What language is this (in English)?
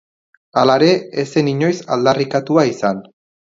Basque